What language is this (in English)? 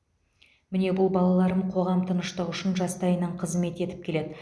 Kazakh